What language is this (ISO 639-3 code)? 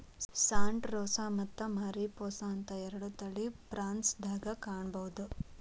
kan